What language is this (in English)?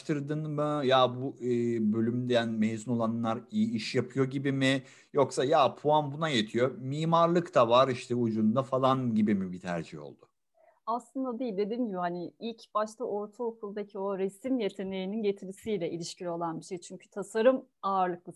Turkish